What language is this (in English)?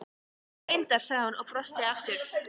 Icelandic